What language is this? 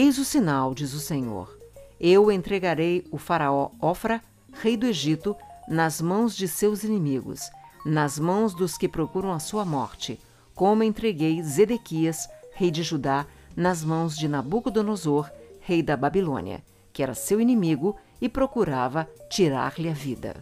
Portuguese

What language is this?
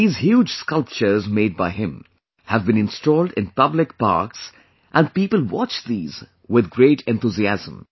English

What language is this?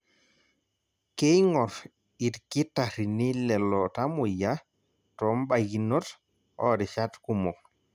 Masai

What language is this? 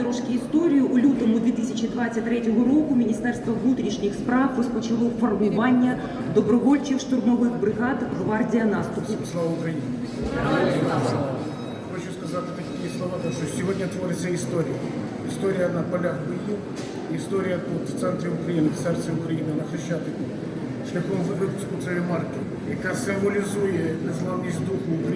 Ukrainian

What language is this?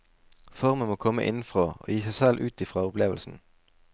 Norwegian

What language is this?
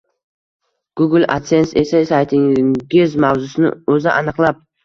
Uzbek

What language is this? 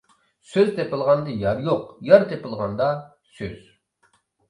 Uyghur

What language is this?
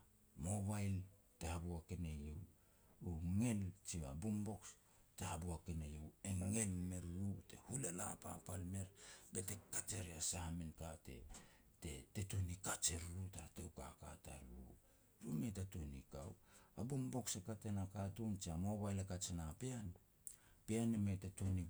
Petats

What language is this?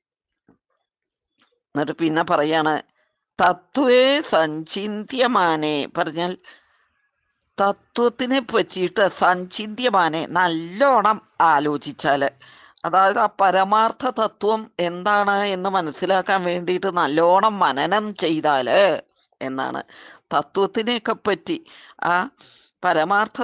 Malayalam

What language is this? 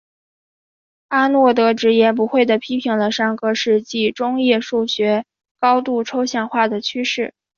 Chinese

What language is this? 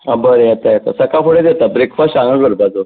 Konkani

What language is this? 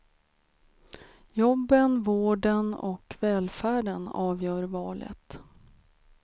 Swedish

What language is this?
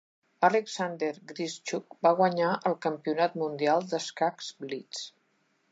Catalan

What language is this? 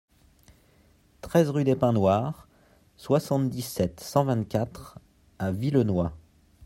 French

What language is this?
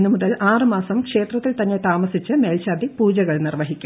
Malayalam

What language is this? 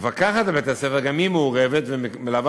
Hebrew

